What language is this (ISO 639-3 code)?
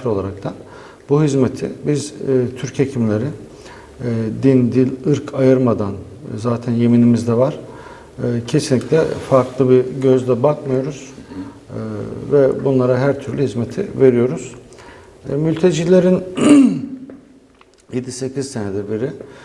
tur